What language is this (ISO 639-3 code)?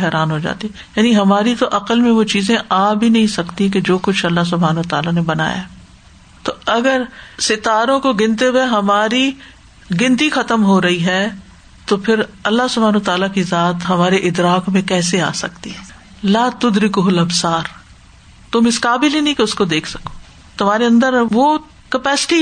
urd